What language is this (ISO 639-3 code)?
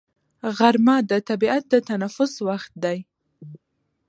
pus